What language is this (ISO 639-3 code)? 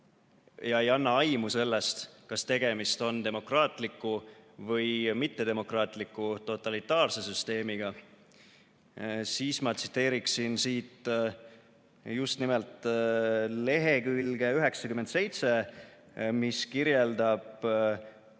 est